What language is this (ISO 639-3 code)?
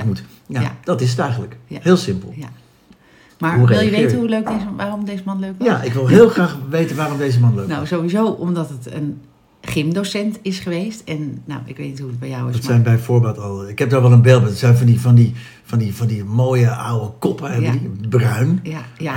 nld